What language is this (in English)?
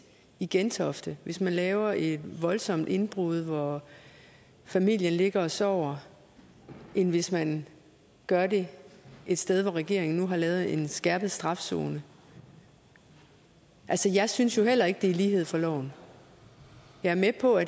Danish